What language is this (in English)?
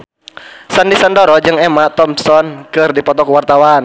Sundanese